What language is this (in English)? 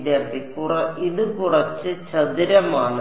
Malayalam